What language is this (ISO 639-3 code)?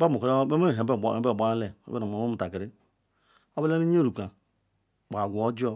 ikw